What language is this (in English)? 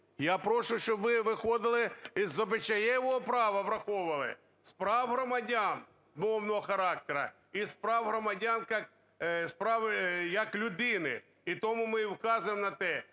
Ukrainian